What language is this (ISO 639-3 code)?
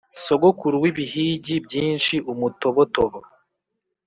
kin